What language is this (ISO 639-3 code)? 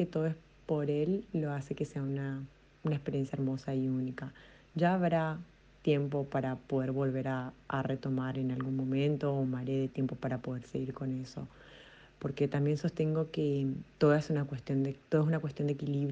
spa